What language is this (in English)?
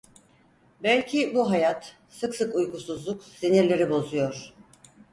Turkish